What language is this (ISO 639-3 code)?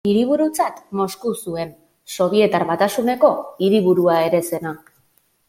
eus